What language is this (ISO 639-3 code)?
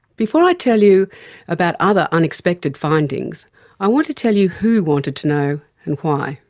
eng